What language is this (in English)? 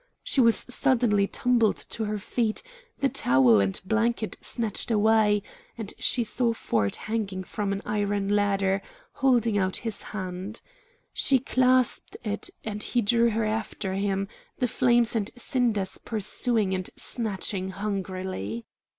English